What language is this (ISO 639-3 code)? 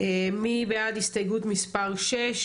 heb